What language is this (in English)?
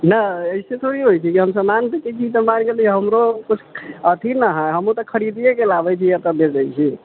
Maithili